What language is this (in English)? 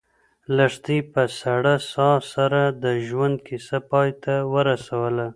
Pashto